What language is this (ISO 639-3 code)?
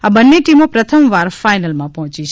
guj